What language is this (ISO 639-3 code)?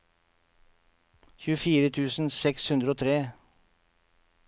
nor